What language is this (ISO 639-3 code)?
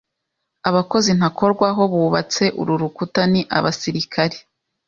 kin